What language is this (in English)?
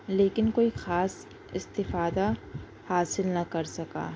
Urdu